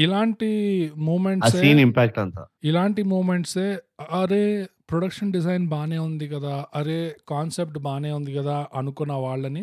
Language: Telugu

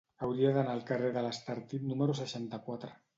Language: Catalan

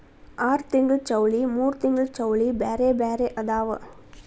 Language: Kannada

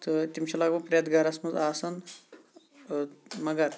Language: Kashmiri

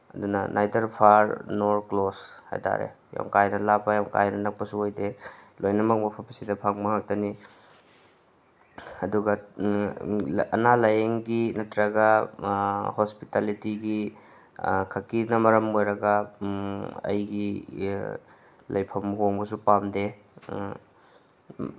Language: Manipuri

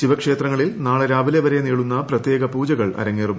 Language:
Malayalam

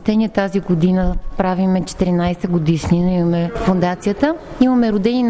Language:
Bulgarian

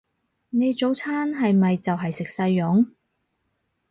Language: Cantonese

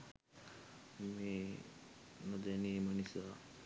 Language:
Sinhala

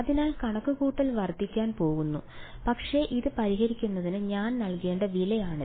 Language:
Malayalam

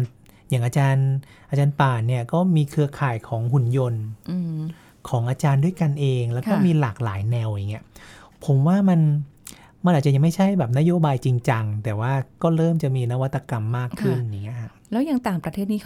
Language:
Thai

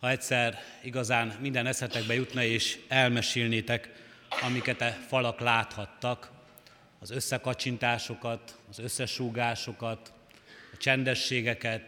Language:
Hungarian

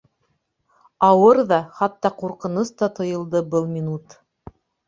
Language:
Bashkir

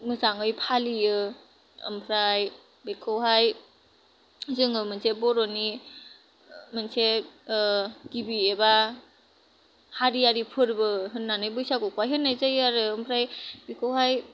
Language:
Bodo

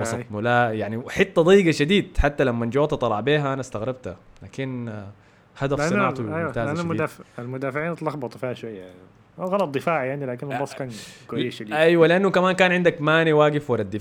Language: Arabic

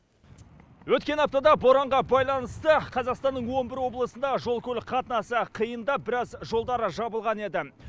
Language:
Kazakh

